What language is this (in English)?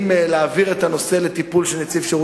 Hebrew